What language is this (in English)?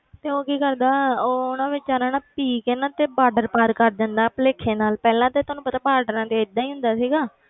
Punjabi